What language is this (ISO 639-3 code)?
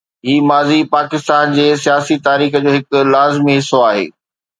snd